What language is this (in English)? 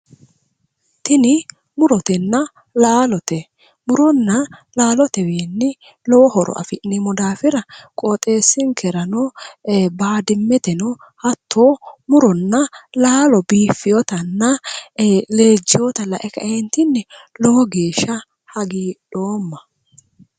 Sidamo